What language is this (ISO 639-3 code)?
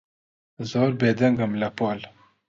ckb